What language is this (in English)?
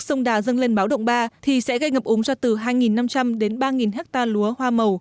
Vietnamese